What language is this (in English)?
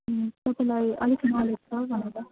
Nepali